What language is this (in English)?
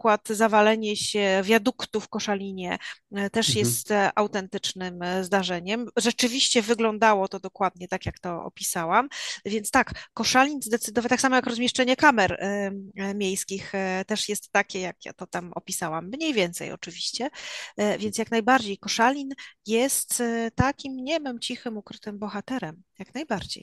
Polish